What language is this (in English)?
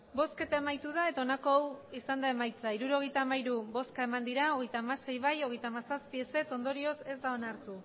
Basque